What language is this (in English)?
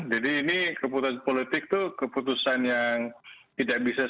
Indonesian